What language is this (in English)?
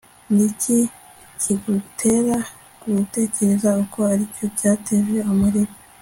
Kinyarwanda